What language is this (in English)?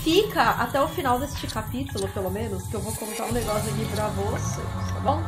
Portuguese